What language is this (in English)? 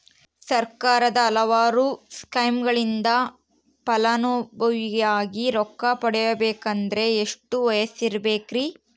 Kannada